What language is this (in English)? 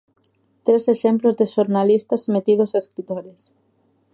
Galician